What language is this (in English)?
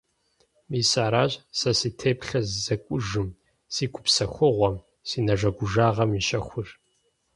Kabardian